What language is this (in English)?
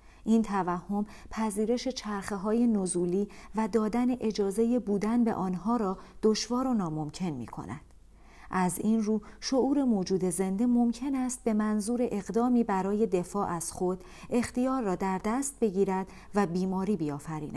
Persian